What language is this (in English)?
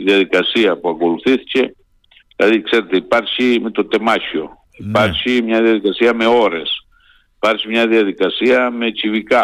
Greek